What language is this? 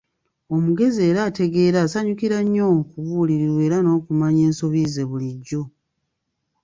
Ganda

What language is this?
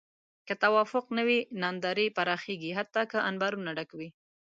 Pashto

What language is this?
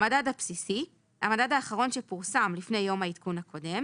Hebrew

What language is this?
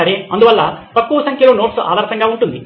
Telugu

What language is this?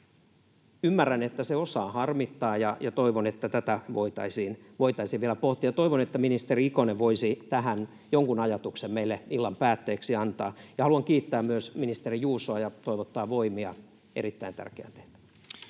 Finnish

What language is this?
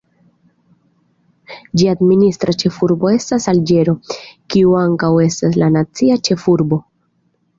Esperanto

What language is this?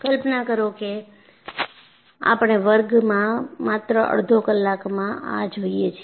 Gujarati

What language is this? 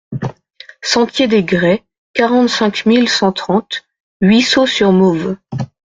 French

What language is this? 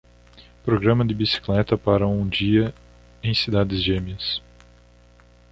Portuguese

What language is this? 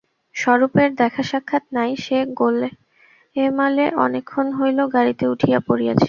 Bangla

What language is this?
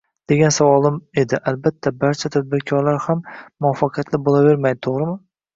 Uzbek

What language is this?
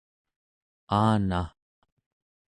Central Yupik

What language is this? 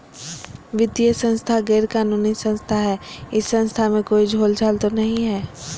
Magahi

